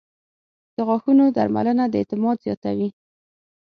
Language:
Pashto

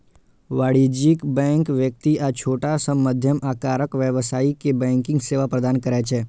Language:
Maithili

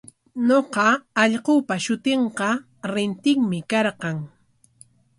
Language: Corongo Ancash Quechua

